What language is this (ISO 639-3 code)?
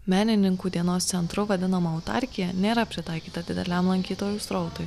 lit